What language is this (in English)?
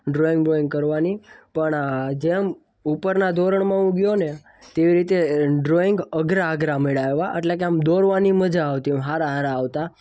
Gujarati